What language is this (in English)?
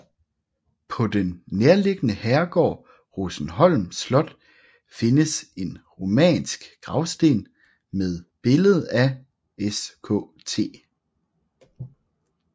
Danish